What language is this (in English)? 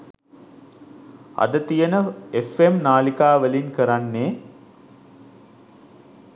Sinhala